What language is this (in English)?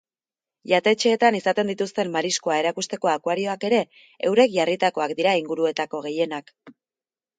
Basque